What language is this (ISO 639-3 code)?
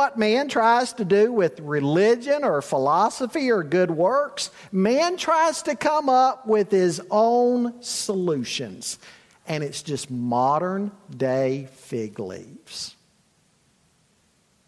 eng